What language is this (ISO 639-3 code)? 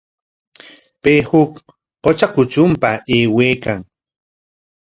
qwa